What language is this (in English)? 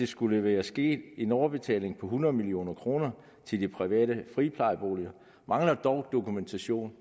Danish